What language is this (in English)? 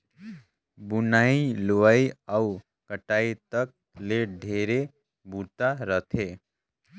Chhattisgarhi